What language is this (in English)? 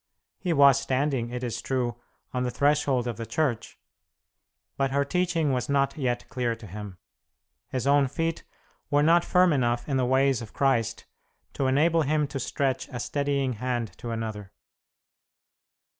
English